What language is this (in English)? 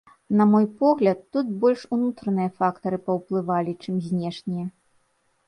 Belarusian